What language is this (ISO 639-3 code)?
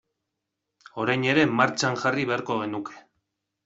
eus